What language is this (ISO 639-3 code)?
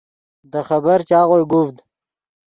ydg